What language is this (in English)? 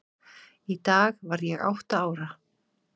Icelandic